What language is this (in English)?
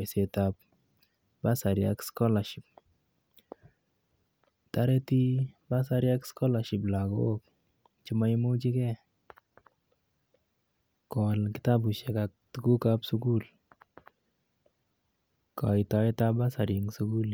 Kalenjin